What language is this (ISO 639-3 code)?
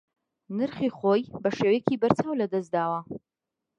ckb